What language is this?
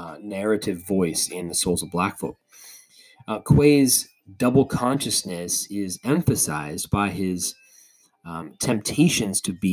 English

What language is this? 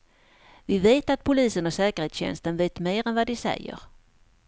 Swedish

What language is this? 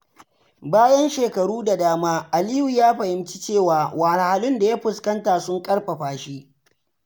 Hausa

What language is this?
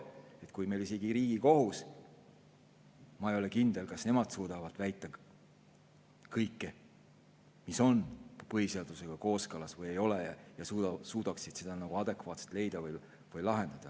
Estonian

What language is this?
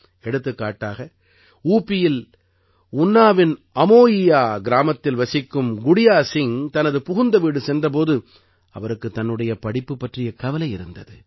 Tamil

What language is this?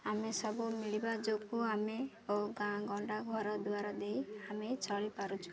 Odia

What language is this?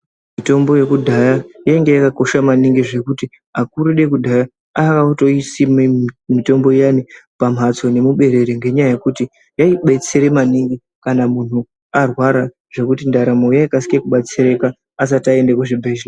Ndau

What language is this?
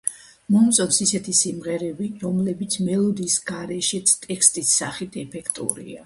Georgian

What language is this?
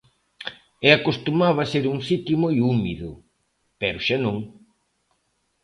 Galician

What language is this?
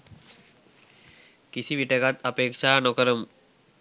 Sinhala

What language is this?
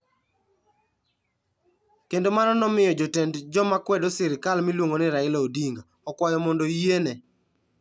Luo (Kenya and Tanzania)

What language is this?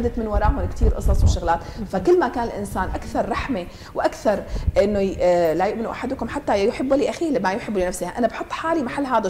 Arabic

